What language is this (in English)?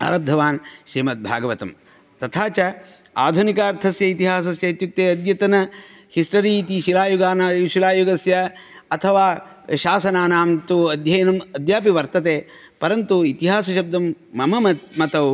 Sanskrit